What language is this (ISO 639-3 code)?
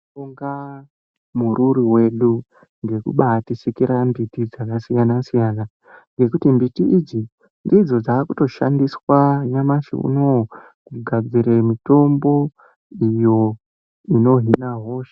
ndc